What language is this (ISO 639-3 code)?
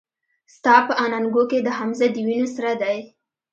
pus